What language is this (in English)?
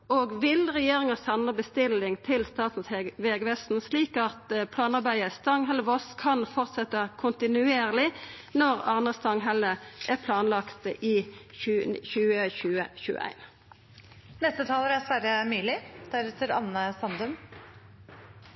Norwegian